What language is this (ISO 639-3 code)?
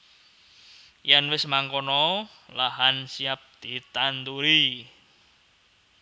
jav